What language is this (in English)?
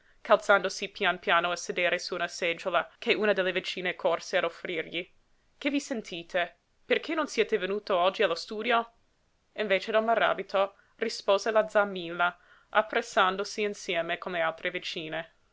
Italian